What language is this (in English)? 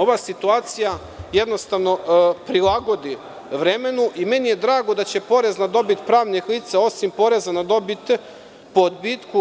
Serbian